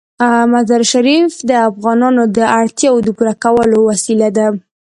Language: Pashto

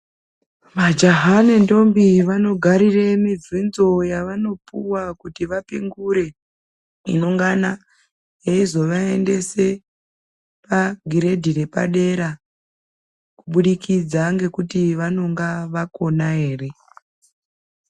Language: Ndau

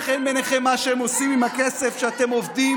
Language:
Hebrew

